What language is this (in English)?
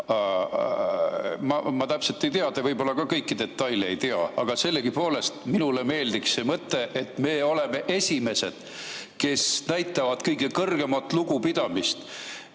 Estonian